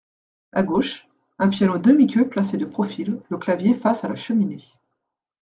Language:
French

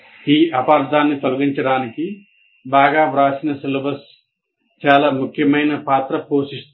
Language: Telugu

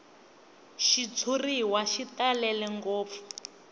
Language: Tsonga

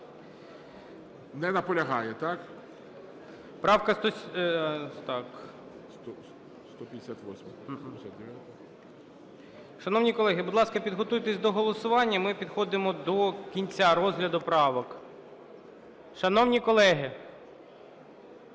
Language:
Ukrainian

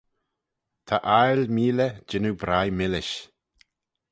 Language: Manx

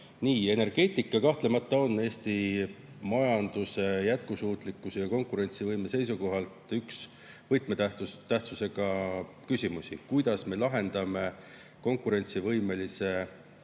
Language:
Estonian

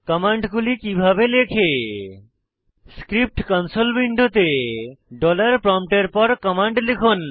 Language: Bangla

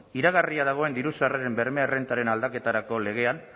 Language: Basque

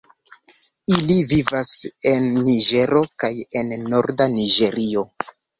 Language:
Esperanto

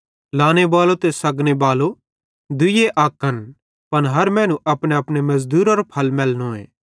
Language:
Bhadrawahi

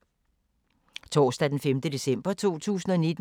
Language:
Danish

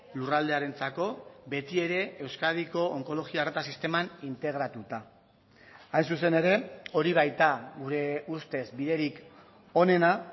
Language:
Basque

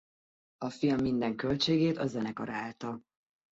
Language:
Hungarian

